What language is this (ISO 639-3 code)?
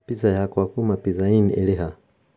kik